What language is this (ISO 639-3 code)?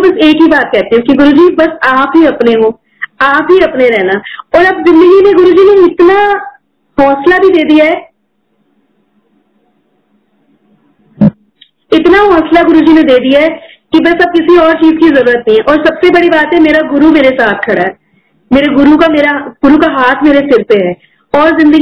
hin